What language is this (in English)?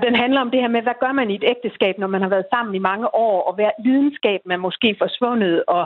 Danish